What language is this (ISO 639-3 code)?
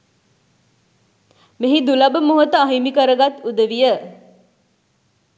sin